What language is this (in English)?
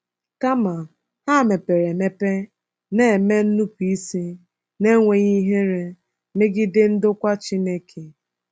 Igbo